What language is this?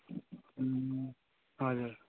Nepali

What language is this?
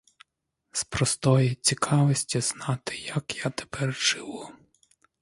Ukrainian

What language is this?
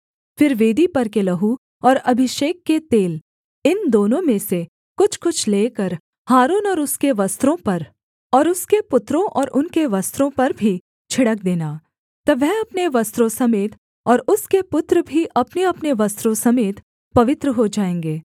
Hindi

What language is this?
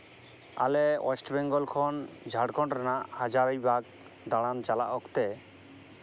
Santali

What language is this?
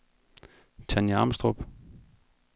Danish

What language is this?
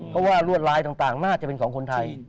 Thai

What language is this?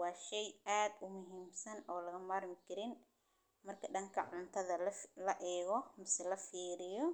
Somali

